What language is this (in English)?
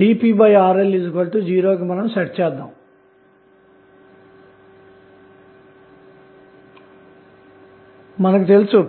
Telugu